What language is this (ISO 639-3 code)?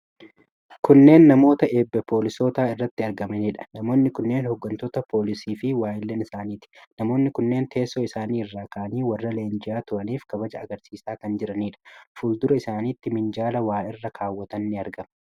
orm